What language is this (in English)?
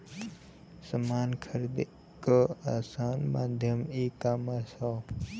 Bhojpuri